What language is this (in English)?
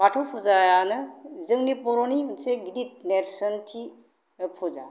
Bodo